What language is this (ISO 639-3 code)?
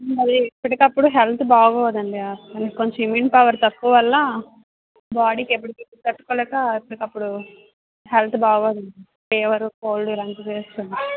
tel